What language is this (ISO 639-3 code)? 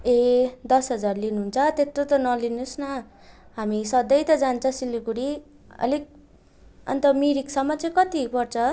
nep